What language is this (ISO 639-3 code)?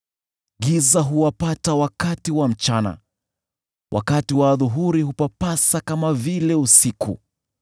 swa